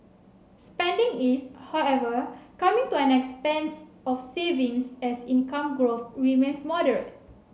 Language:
English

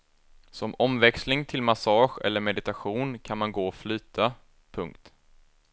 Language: Swedish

